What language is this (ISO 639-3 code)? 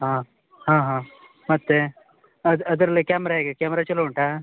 kan